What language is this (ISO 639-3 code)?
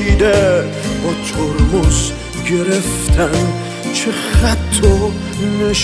fas